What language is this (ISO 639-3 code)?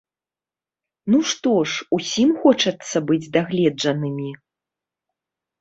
bel